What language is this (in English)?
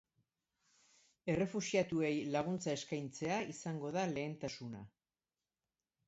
Basque